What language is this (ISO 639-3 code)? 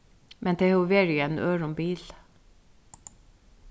fao